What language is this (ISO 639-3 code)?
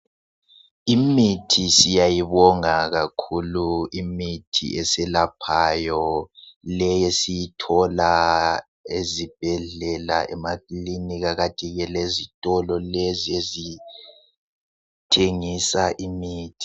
nde